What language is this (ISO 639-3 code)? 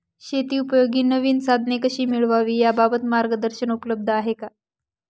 mar